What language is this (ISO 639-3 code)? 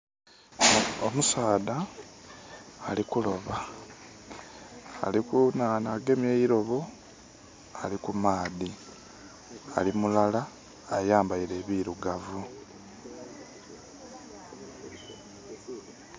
xog